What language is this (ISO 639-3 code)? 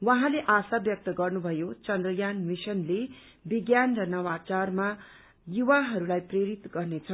nep